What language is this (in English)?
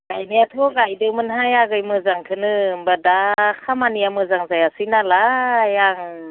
Bodo